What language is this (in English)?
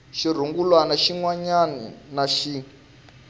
Tsonga